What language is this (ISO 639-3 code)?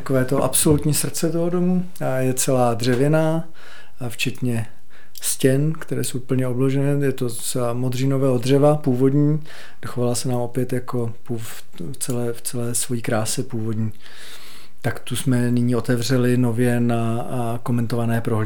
ces